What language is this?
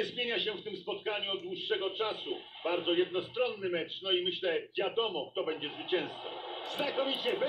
Polish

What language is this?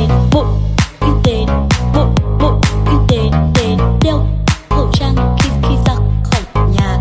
Vietnamese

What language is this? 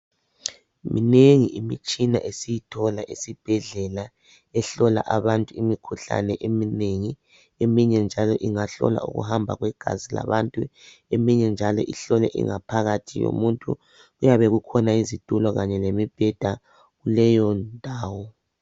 North Ndebele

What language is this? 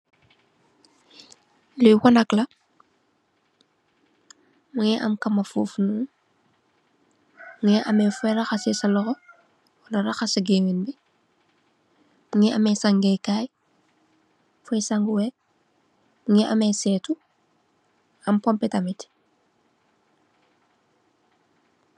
Wolof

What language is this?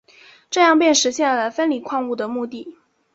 Chinese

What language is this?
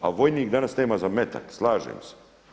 Croatian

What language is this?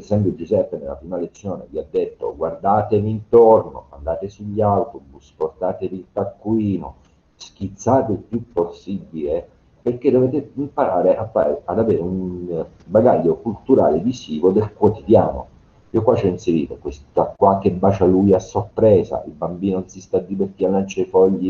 Italian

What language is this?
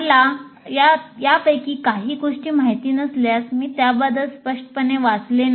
Marathi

